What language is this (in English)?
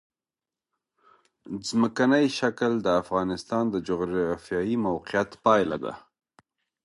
Pashto